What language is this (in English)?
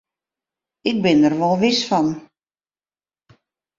Western Frisian